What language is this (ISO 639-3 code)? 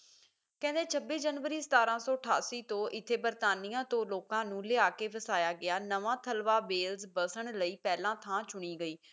pan